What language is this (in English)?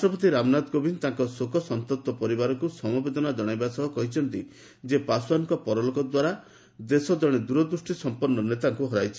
Odia